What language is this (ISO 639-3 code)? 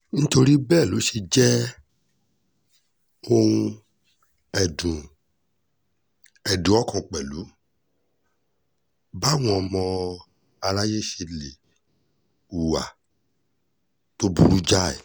yor